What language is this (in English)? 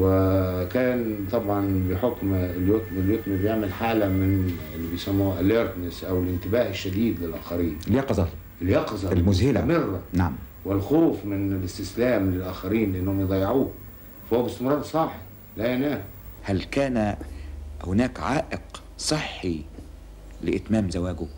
Arabic